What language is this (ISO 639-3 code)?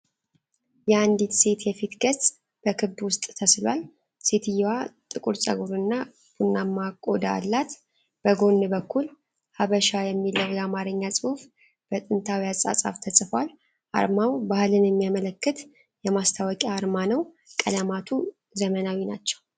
amh